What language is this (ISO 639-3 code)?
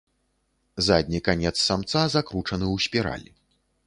bel